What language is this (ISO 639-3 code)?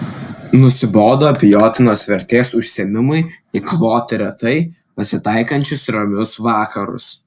lit